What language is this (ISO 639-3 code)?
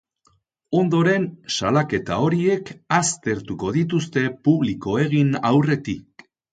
eus